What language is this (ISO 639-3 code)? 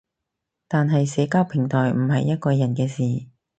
yue